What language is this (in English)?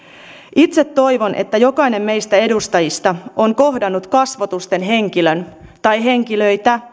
Finnish